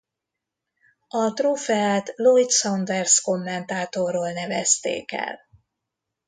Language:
Hungarian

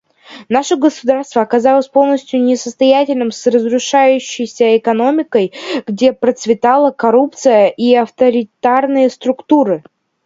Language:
Russian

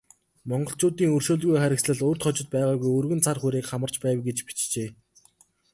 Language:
Mongolian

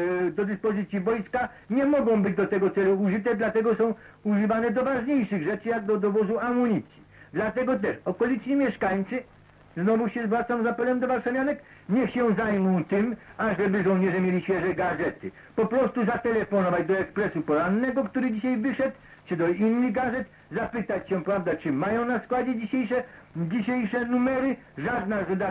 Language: Polish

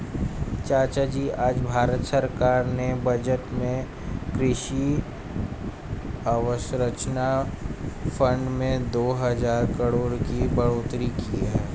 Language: Hindi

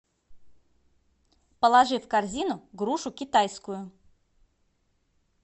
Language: Russian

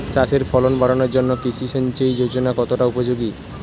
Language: Bangla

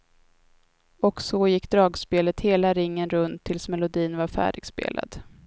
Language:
Swedish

